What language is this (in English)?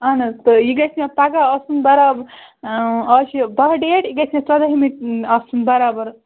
Kashmiri